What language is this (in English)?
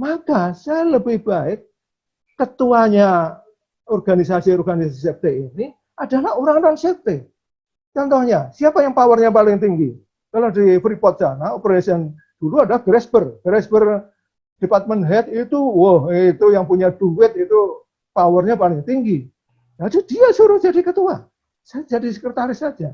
Indonesian